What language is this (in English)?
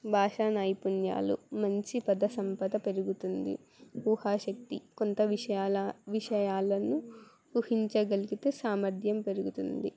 Telugu